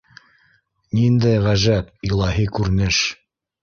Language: Bashkir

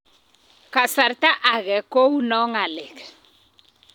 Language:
Kalenjin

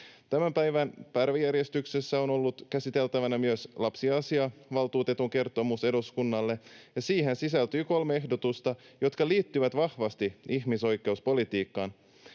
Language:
Finnish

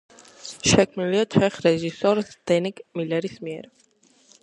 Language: Georgian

